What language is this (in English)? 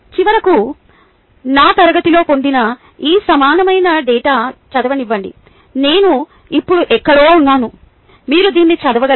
Telugu